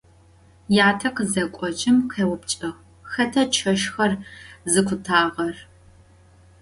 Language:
Adyghe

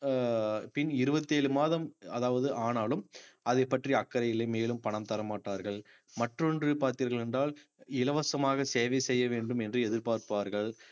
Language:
Tamil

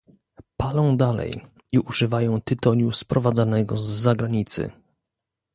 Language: Polish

